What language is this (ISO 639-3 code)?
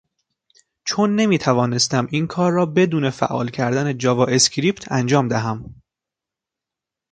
fas